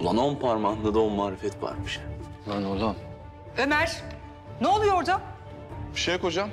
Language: Turkish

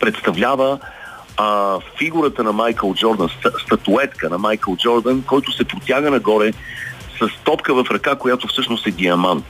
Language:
Bulgarian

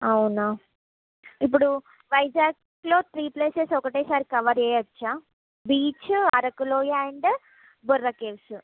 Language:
Telugu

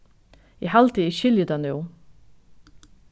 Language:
Faroese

